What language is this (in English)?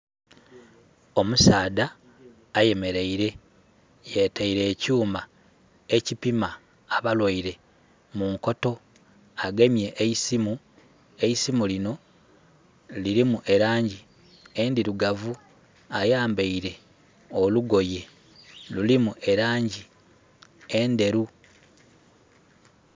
Soga